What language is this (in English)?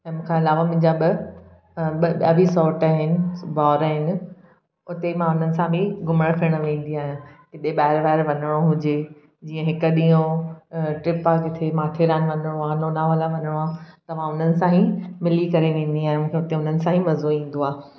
Sindhi